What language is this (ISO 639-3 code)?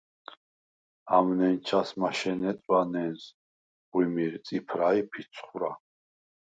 sva